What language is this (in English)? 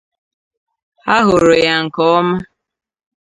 Igbo